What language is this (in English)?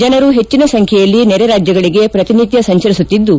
Kannada